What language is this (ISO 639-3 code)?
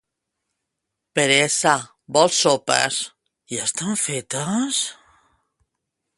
cat